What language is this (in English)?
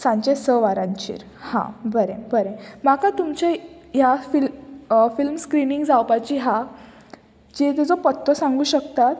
Konkani